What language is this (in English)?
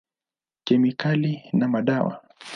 Swahili